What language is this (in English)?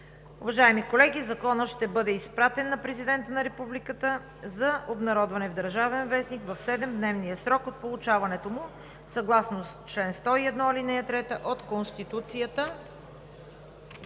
Bulgarian